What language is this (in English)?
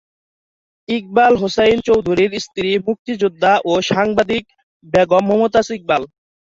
Bangla